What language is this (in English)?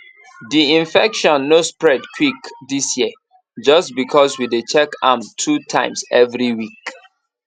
Nigerian Pidgin